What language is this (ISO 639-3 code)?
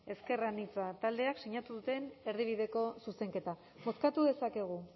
eus